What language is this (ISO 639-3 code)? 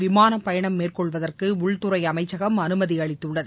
tam